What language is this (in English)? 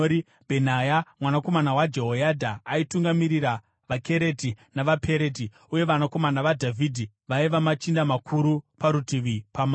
Shona